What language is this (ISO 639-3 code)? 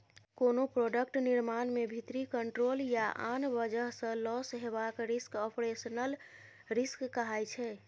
mai